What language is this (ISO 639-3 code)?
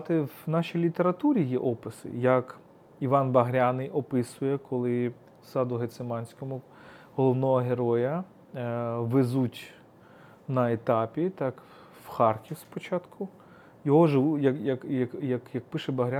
ukr